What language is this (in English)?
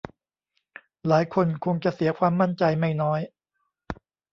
Thai